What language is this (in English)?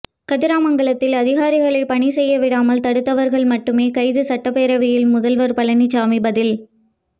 Tamil